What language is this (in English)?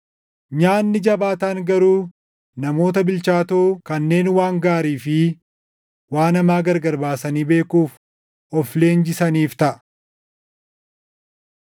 Oromo